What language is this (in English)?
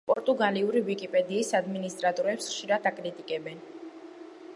Georgian